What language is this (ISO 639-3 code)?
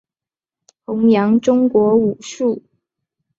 zho